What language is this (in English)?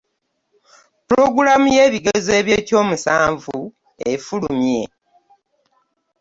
Ganda